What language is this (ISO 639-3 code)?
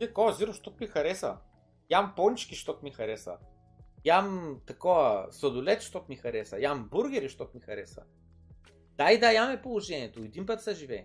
bul